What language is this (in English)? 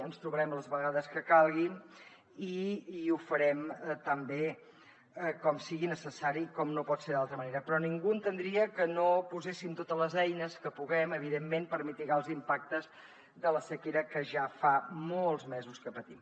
Catalan